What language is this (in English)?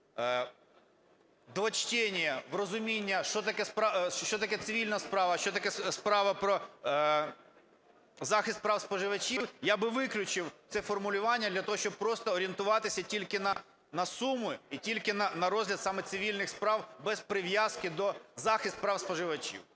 Ukrainian